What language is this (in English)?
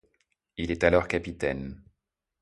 French